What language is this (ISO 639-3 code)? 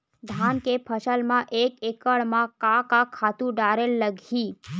hne